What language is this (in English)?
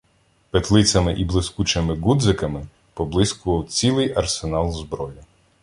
Ukrainian